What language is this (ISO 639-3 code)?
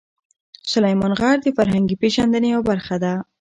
pus